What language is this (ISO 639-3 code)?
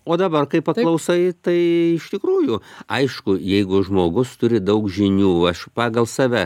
lit